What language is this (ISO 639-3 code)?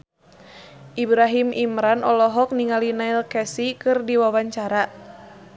sun